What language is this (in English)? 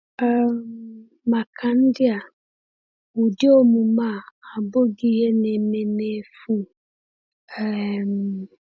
Igbo